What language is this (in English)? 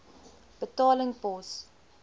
Afrikaans